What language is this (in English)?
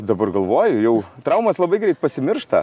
Lithuanian